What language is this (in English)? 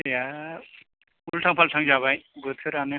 Bodo